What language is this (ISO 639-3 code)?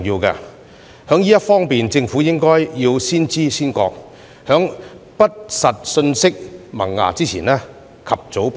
yue